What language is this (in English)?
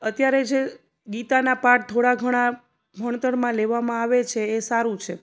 Gujarati